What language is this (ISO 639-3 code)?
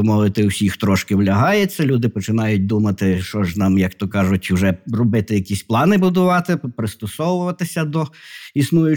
ukr